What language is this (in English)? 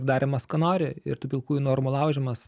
Lithuanian